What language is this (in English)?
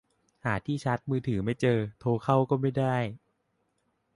Thai